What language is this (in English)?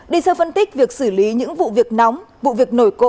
Vietnamese